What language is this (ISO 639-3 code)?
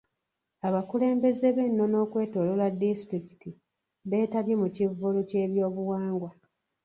lug